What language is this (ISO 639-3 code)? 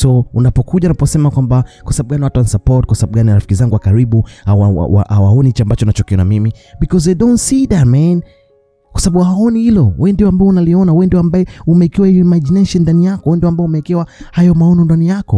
swa